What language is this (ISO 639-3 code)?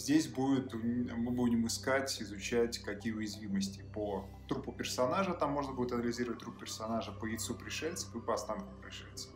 rus